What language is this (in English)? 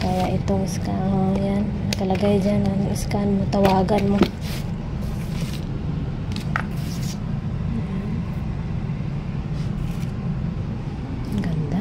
Filipino